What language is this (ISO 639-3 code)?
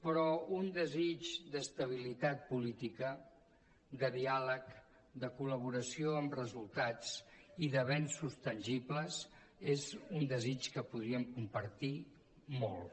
cat